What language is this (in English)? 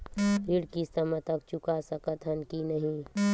Chhattisgarhi